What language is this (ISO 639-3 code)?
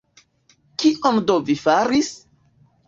epo